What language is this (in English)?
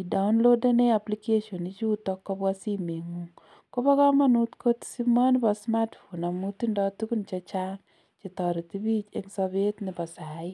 Kalenjin